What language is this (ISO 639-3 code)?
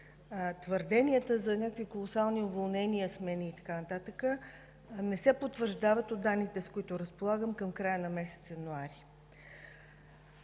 bul